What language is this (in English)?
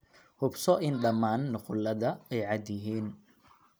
Somali